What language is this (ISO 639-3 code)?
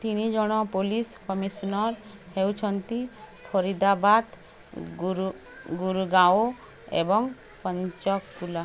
ori